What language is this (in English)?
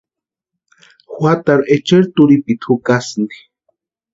Western Highland Purepecha